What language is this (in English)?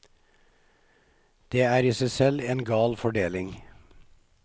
Norwegian